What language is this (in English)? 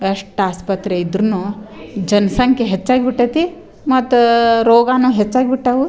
Kannada